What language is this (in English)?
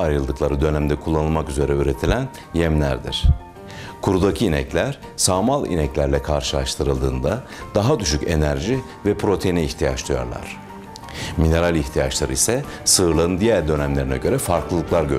Turkish